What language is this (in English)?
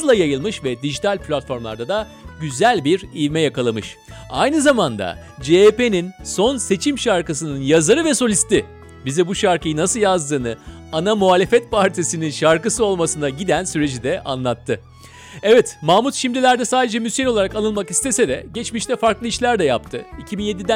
Turkish